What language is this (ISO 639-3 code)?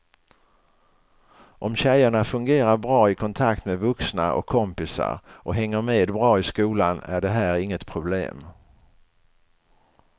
swe